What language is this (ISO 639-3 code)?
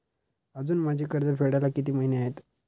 mar